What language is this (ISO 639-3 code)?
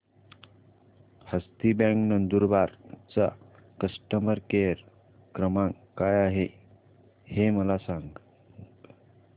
mar